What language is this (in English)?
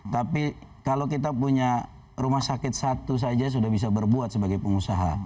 Indonesian